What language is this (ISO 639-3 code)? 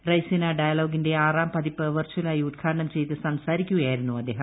mal